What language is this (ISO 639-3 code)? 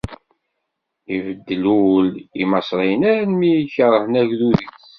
kab